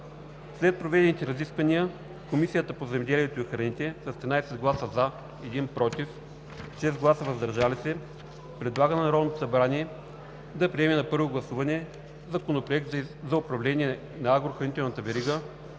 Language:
Bulgarian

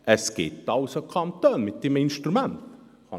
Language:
Swiss German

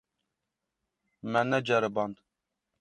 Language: Kurdish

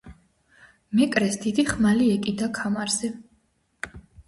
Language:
Georgian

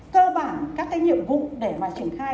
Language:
Vietnamese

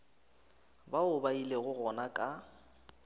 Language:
Northern Sotho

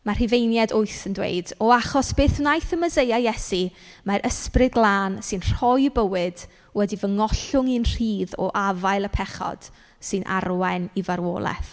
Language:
Welsh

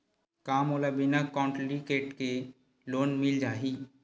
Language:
Chhattisgarhi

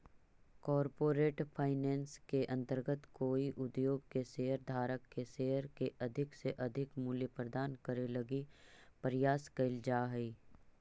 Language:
Magahi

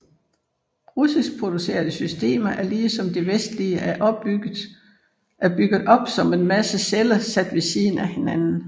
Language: Danish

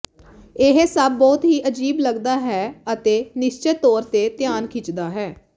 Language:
Punjabi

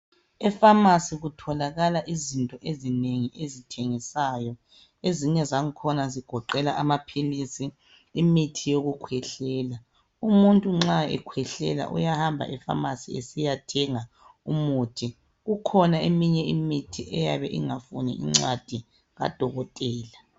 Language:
North Ndebele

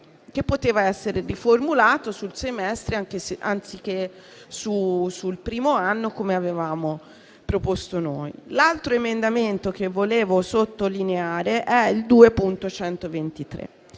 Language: Italian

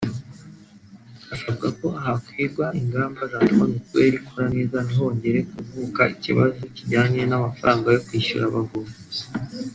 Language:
Kinyarwanda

